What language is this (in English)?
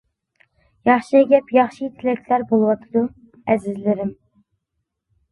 Uyghur